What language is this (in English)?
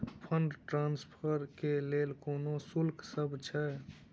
Maithili